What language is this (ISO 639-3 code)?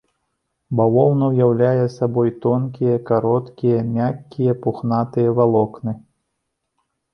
bel